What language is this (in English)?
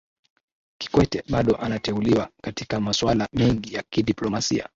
Swahili